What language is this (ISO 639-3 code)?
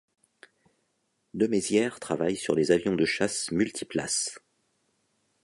fra